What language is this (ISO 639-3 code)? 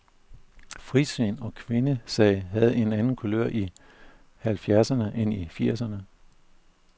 dan